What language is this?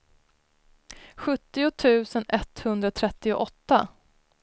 Swedish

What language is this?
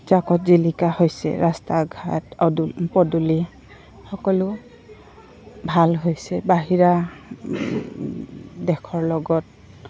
Assamese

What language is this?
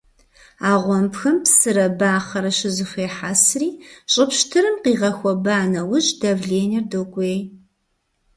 Kabardian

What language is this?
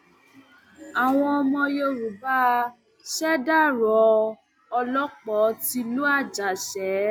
Yoruba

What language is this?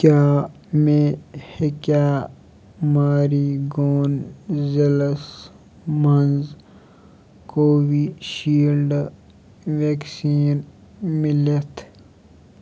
Kashmiri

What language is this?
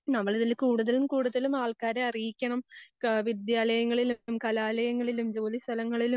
Malayalam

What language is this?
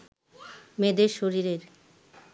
Bangla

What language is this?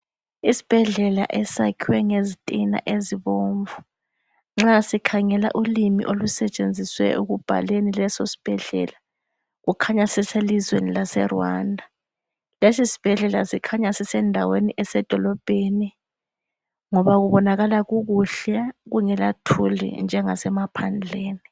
North Ndebele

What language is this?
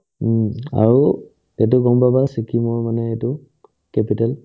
Assamese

